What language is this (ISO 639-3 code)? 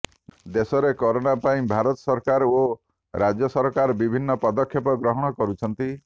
ori